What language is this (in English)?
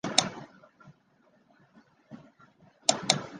Chinese